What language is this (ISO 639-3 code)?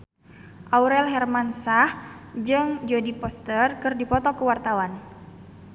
sun